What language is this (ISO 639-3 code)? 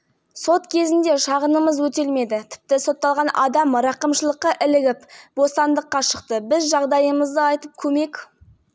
kaz